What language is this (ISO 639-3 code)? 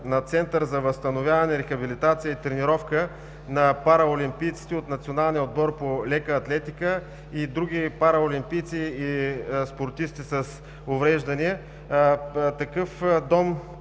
bul